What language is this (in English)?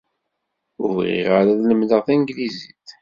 Kabyle